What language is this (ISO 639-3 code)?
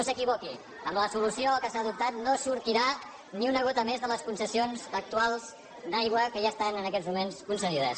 cat